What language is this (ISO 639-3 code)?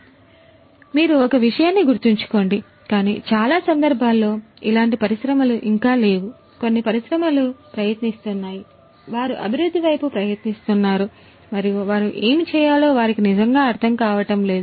tel